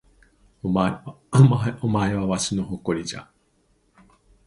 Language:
Japanese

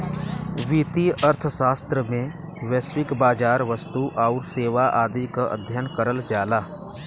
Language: Bhojpuri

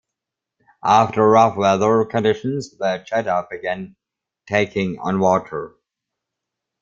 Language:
English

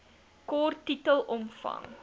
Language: Afrikaans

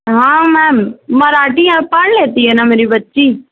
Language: Urdu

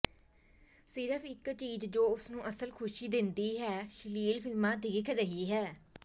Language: Punjabi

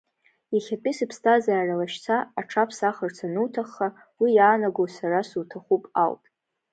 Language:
Abkhazian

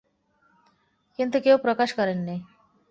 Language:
Bangla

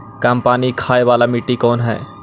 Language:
Magahi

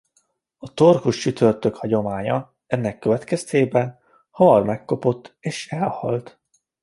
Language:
Hungarian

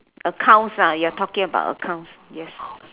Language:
English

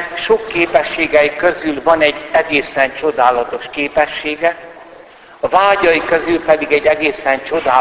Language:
Hungarian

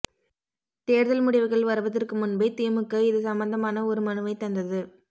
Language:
Tamil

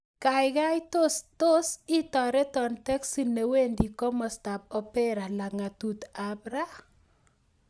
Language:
Kalenjin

